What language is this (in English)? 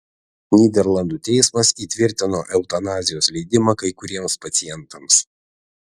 Lithuanian